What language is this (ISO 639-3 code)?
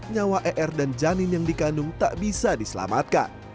ind